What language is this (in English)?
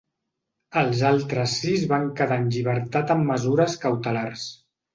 Catalan